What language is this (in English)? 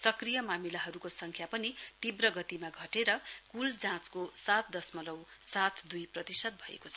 Nepali